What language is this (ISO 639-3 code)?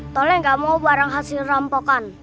ind